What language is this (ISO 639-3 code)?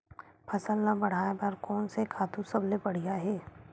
hne